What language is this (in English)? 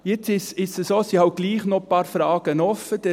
Swiss German